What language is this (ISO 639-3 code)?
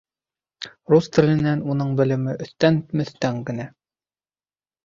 bak